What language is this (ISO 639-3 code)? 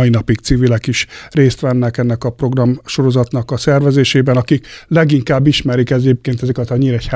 hun